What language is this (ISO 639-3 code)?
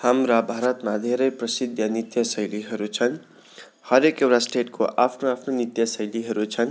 nep